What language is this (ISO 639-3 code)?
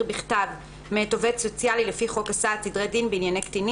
heb